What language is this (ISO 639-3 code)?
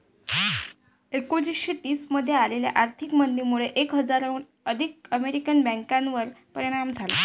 mar